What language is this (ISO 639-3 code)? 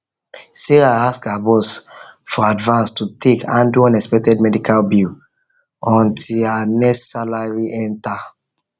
pcm